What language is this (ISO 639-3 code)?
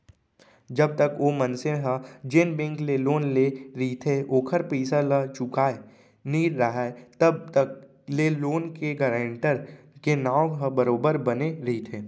hne